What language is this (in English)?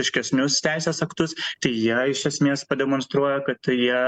Lithuanian